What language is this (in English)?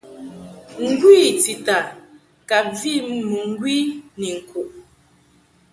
Mungaka